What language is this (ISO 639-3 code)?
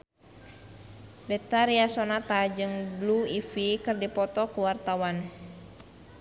sun